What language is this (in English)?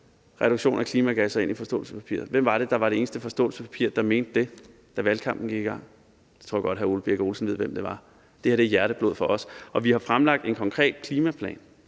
Danish